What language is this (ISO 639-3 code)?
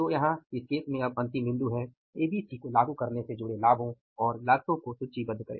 hin